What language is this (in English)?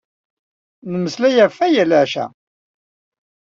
Kabyle